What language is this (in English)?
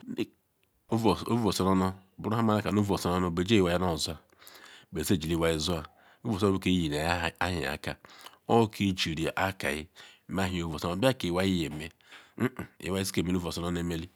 Ikwere